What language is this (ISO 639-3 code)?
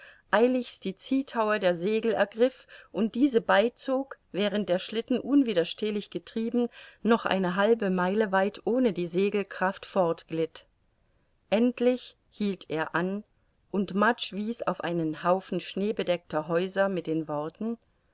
deu